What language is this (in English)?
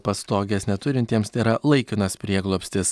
Lithuanian